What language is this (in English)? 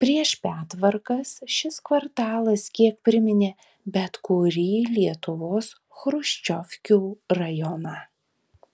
Lithuanian